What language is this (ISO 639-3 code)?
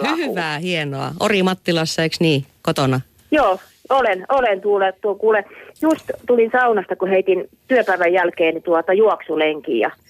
fin